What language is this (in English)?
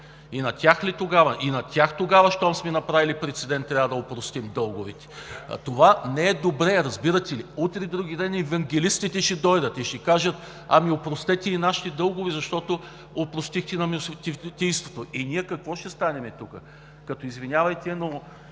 Bulgarian